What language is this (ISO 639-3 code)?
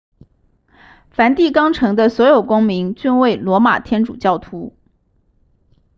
zho